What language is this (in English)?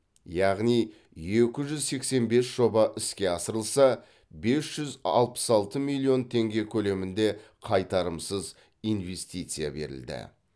Kazakh